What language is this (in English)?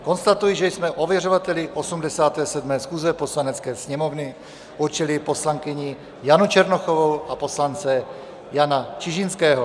Czech